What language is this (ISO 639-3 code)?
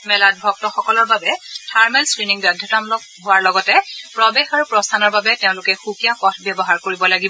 asm